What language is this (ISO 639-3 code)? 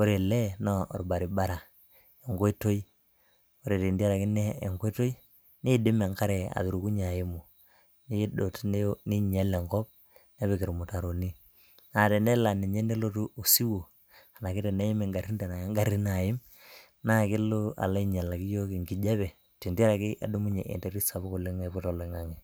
mas